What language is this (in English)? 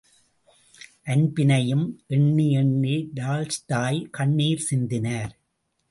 Tamil